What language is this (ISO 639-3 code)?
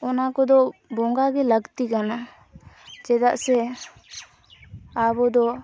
sat